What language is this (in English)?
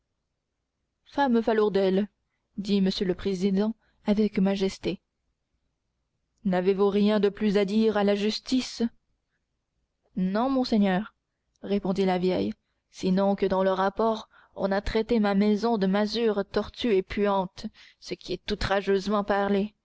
French